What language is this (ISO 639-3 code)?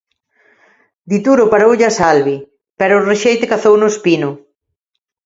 glg